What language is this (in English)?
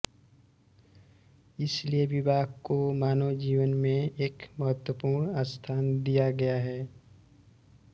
Hindi